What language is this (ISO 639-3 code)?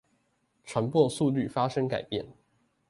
zho